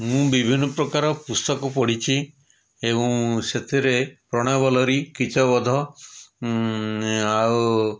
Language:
Odia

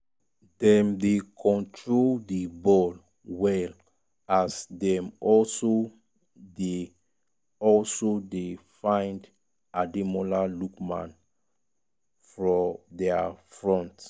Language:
Nigerian Pidgin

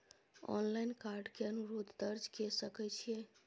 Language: Maithili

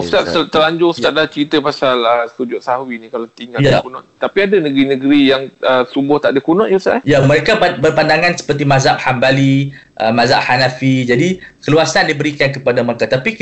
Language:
Malay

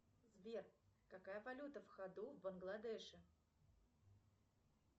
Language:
Russian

